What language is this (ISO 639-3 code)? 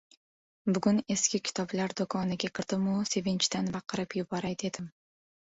uzb